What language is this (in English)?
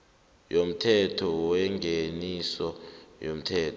South Ndebele